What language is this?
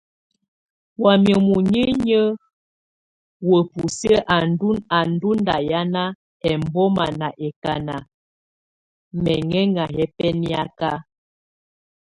Tunen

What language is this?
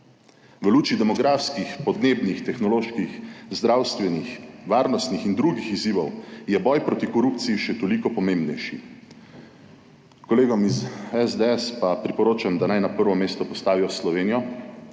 Slovenian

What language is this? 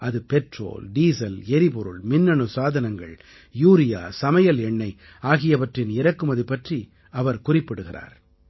Tamil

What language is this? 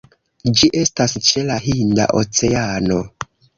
Esperanto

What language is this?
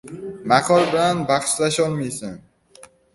Uzbek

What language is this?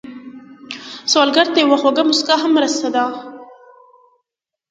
Pashto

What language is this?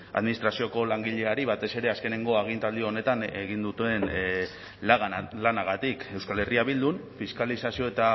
Basque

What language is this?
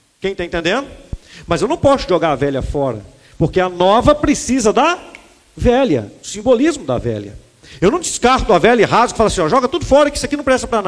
Portuguese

